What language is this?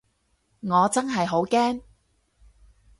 Cantonese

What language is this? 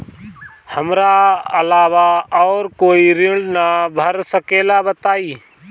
Bhojpuri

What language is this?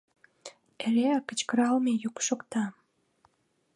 Mari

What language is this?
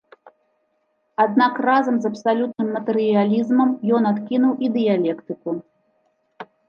Belarusian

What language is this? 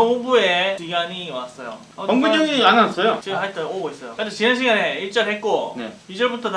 Korean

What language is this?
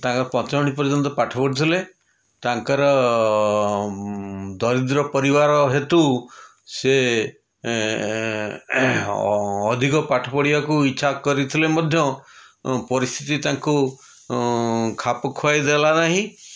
Odia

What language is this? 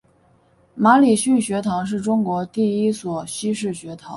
Chinese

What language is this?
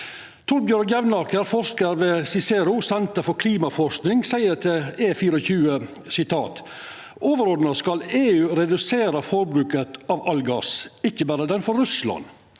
Norwegian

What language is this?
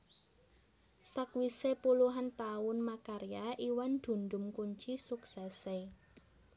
Javanese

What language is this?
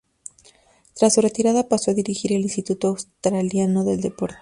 Spanish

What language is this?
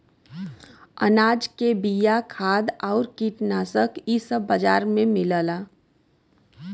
Bhojpuri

